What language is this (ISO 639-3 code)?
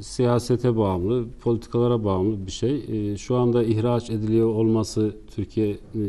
tur